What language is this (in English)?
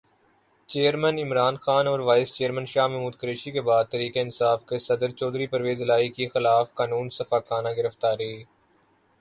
Urdu